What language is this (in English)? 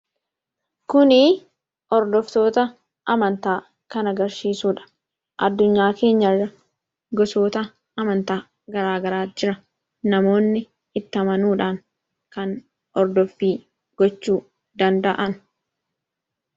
Oromo